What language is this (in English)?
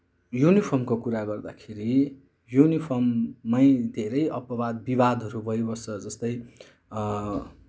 Nepali